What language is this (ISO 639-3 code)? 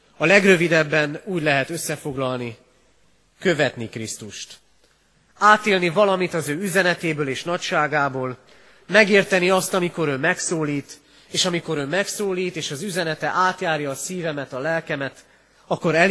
hun